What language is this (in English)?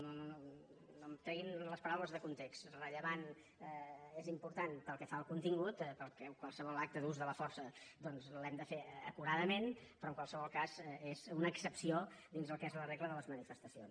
Catalan